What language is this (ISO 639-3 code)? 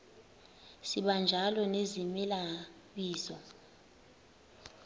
xho